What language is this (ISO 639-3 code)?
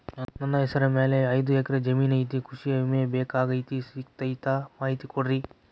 kan